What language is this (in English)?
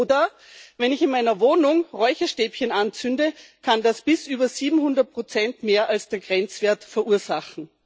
German